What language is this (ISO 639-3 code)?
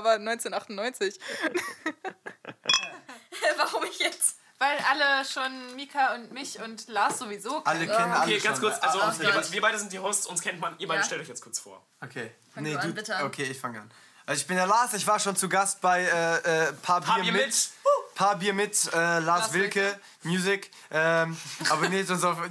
deu